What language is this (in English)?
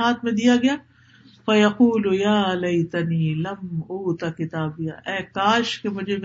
Urdu